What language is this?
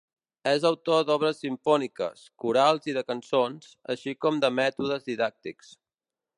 Catalan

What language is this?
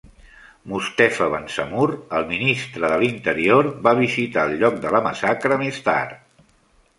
Catalan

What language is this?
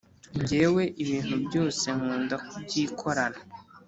Kinyarwanda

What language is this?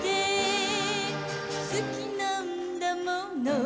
Japanese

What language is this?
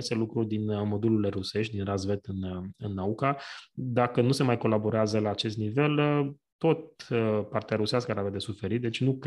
Romanian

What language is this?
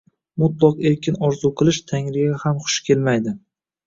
Uzbek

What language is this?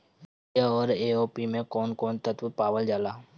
Bhojpuri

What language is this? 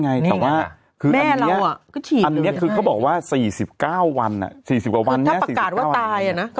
Thai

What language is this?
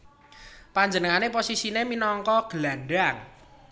Javanese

